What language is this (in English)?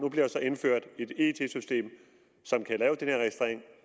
Danish